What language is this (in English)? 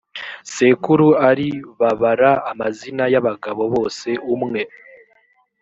Kinyarwanda